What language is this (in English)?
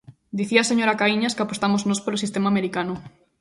Galician